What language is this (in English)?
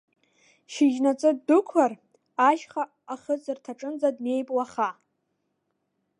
Abkhazian